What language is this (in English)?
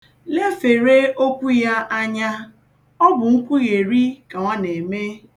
Igbo